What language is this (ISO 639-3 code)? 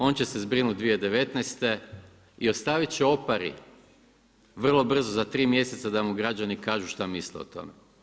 hrv